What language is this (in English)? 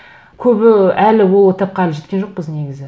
Kazakh